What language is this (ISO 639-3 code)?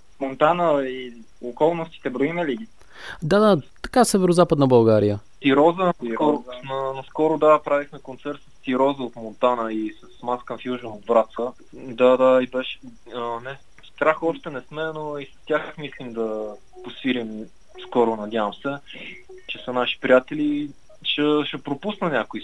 bul